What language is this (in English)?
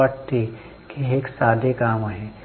Marathi